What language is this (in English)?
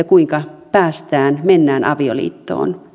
Finnish